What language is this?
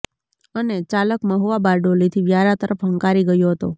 Gujarati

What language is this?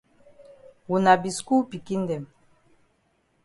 Cameroon Pidgin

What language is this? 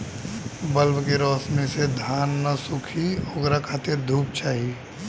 Bhojpuri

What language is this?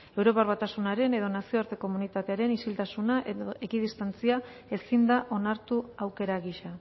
Basque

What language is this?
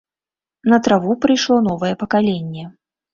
Belarusian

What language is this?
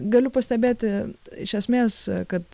Lithuanian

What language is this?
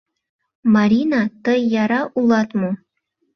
Mari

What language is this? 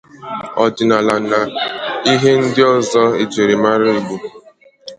Igbo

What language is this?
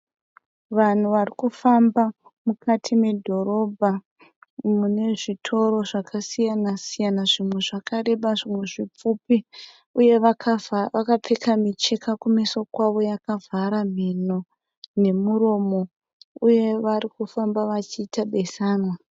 Shona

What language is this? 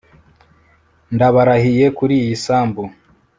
Kinyarwanda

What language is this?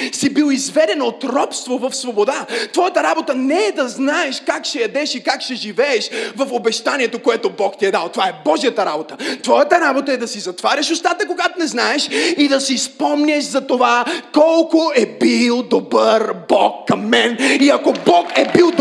Bulgarian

